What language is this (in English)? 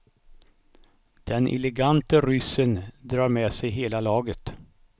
Swedish